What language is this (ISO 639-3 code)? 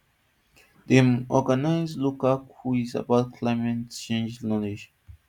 pcm